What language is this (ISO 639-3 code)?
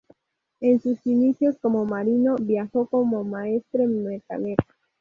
spa